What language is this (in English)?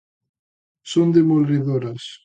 Galician